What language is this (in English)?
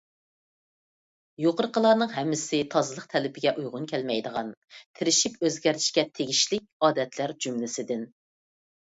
Uyghur